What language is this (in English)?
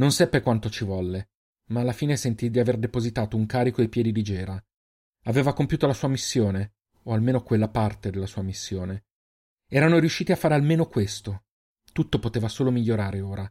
Italian